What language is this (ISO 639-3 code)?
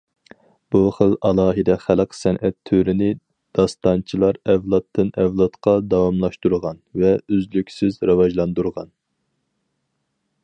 uig